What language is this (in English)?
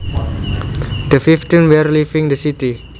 Javanese